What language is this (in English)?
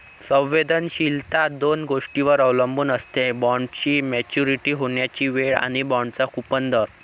Marathi